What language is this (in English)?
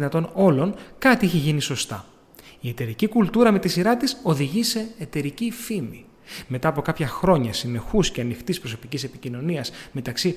Greek